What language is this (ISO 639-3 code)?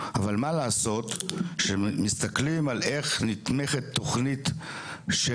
heb